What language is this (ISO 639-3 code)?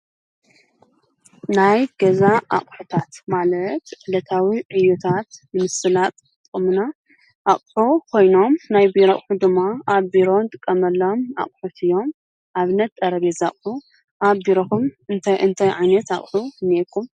tir